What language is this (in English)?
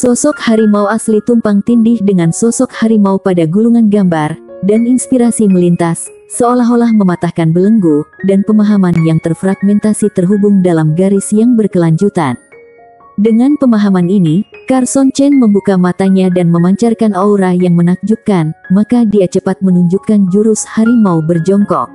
Indonesian